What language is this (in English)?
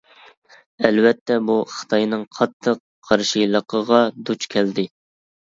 Uyghur